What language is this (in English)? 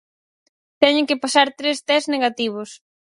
Galician